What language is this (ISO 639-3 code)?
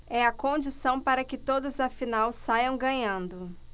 por